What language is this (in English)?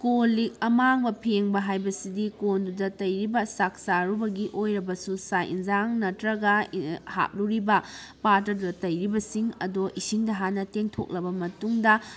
Manipuri